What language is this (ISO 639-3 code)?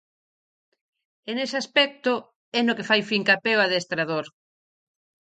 glg